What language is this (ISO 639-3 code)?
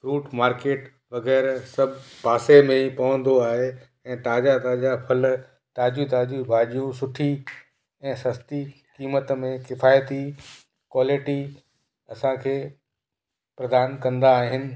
snd